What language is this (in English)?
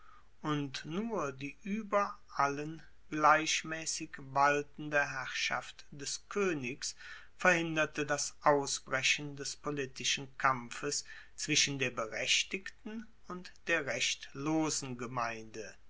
German